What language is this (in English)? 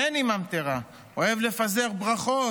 Hebrew